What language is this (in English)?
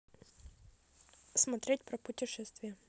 Russian